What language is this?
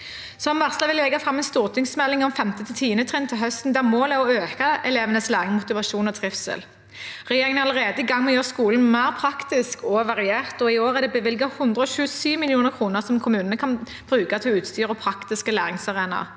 Norwegian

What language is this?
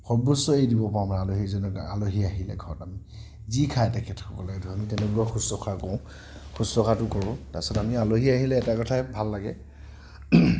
Assamese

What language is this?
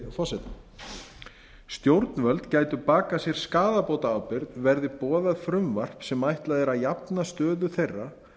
Icelandic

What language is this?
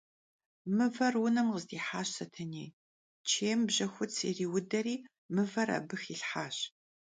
Kabardian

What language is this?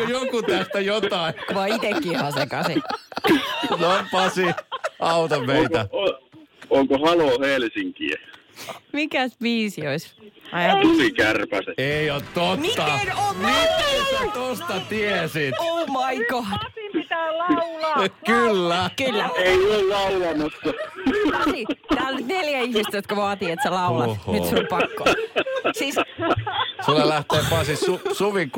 Finnish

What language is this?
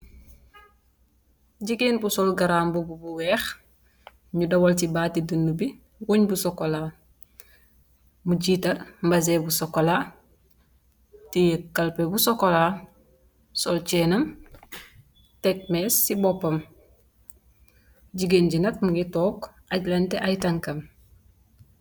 Wolof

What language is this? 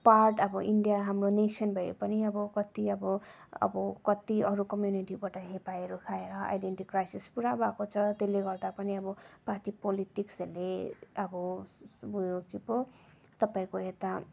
Nepali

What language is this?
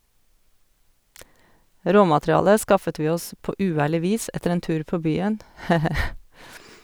Norwegian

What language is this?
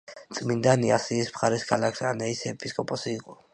Georgian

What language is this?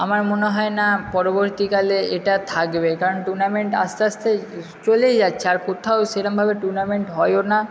Bangla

